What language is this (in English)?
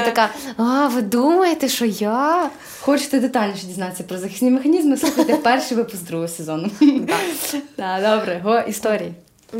Ukrainian